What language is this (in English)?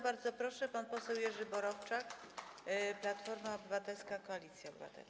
Polish